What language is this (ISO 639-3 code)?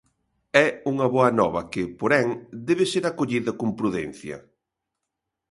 glg